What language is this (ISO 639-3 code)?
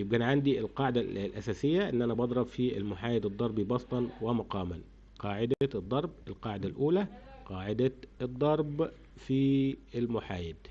ara